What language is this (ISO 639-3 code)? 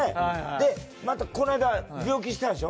jpn